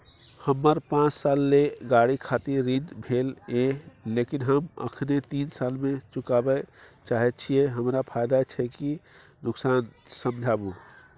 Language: Maithili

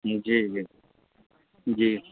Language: Maithili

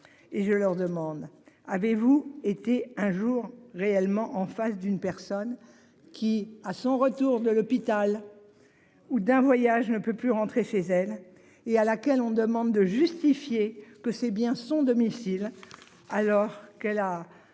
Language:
French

